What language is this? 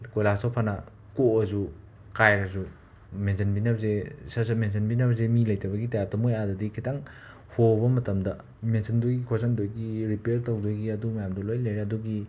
Manipuri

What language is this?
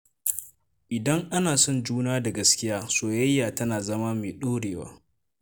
Hausa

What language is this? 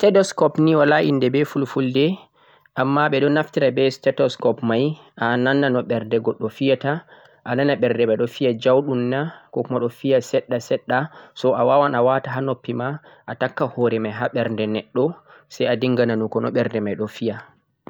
Central-Eastern Niger Fulfulde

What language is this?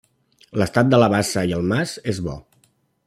Catalan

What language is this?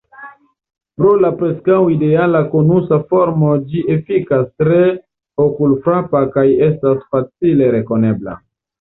Esperanto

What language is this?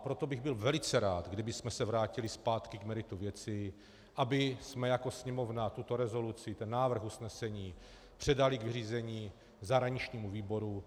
Czech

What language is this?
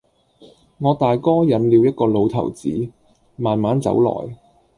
Cantonese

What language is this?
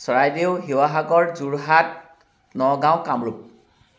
Assamese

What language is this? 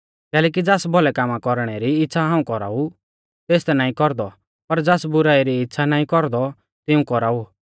Mahasu Pahari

